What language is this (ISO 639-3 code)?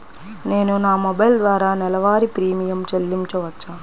tel